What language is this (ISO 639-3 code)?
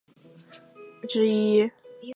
zho